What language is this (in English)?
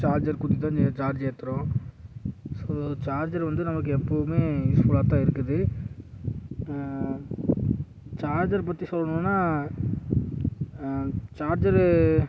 Tamil